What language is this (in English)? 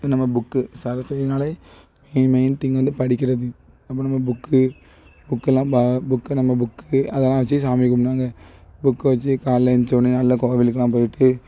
Tamil